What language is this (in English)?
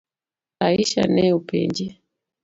Luo (Kenya and Tanzania)